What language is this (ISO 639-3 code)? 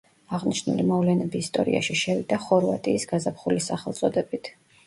kat